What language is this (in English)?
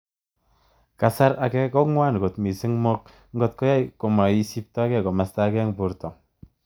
Kalenjin